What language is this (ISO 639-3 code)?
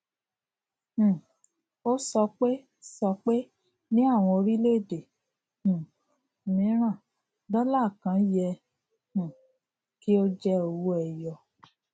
yor